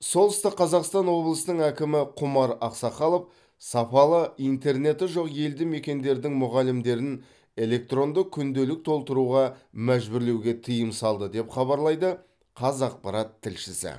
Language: Kazakh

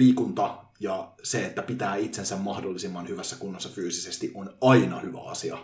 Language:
Finnish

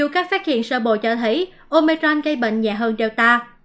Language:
Vietnamese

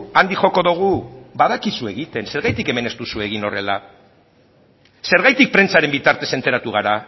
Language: Basque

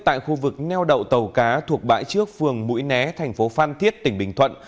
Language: Vietnamese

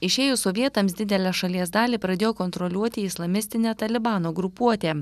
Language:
Lithuanian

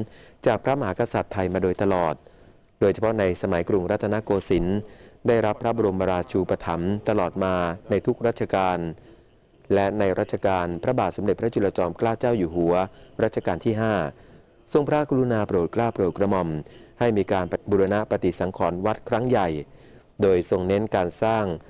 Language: Thai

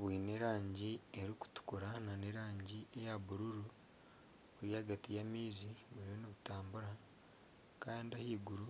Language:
Nyankole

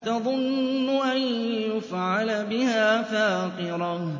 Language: Arabic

